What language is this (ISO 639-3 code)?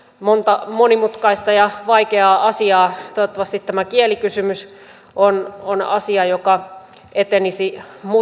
fin